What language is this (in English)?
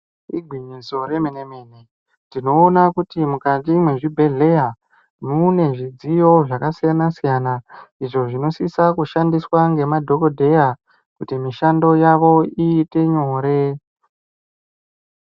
Ndau